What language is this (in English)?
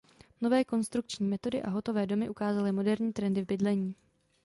Czech